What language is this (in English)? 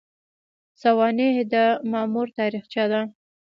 Pashto